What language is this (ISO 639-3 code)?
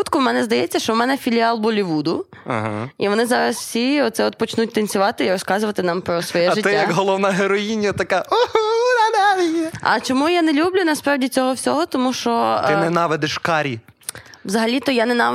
ukr